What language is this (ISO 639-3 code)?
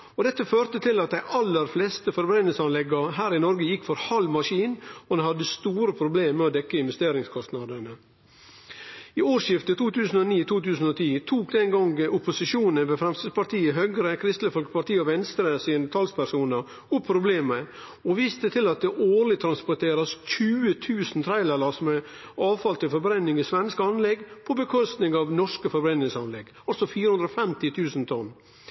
nno